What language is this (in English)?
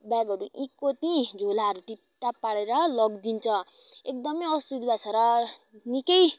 Nepali